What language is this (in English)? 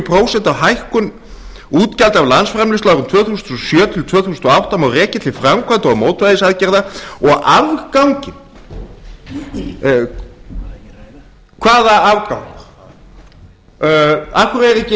Icelandic